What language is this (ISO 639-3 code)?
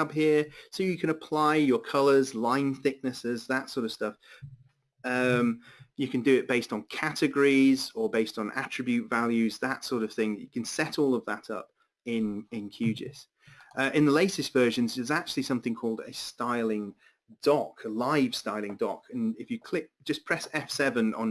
eng